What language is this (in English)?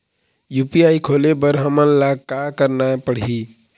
Chhattisgarhi